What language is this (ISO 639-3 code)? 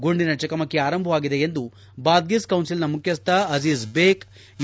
kan